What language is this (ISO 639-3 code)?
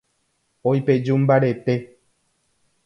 grn